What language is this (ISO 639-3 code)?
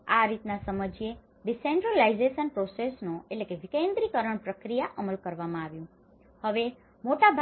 guj